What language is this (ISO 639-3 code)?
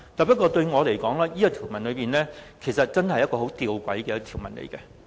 yue